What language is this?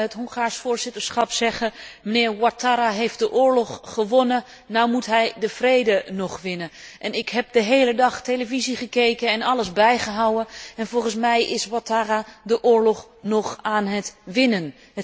Dutch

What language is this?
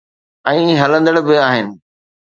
Sindhi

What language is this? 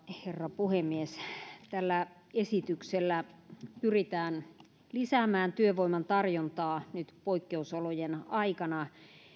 Finnish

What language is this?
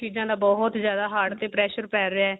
Punjabi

